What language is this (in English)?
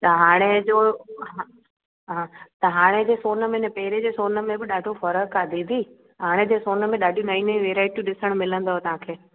Sindhi